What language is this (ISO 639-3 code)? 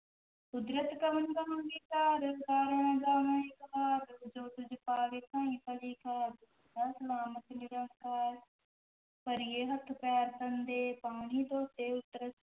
pan